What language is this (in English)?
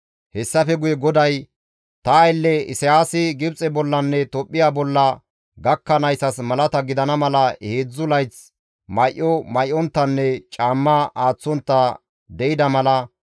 Gamo